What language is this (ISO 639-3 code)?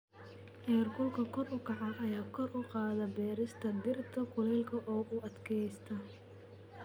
som